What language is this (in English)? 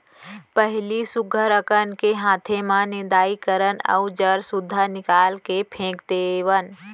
Chhattisgarhi